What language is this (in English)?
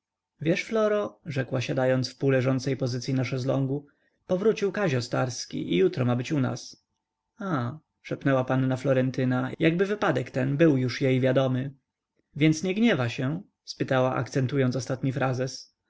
Polish